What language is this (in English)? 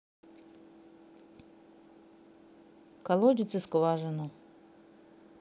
Russian